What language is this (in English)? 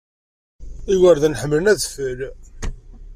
Kabyle